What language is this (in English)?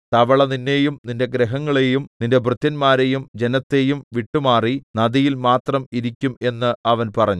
Malayalam